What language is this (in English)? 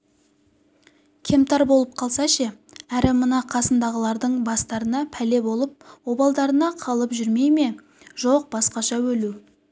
Kazakh